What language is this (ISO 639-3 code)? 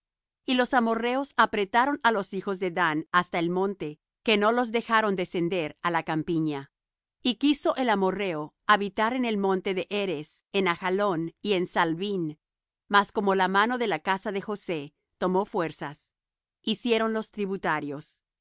spa